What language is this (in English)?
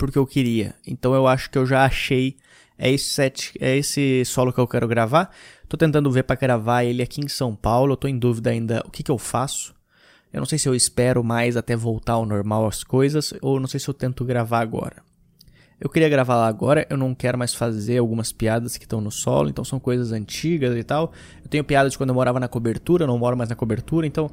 Portuguese